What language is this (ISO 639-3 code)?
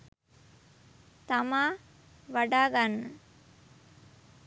sin